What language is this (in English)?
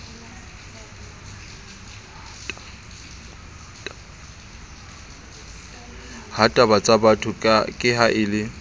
Southern Sotho